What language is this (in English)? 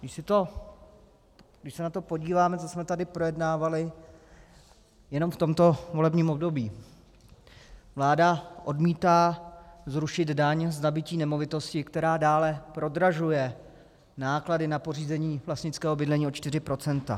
Czech